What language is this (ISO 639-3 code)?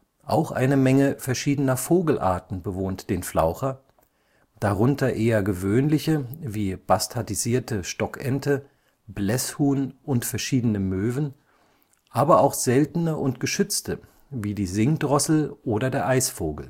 deu